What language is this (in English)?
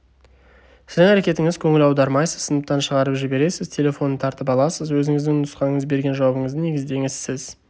Kazakh